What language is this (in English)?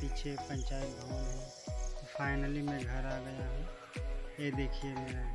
Hindi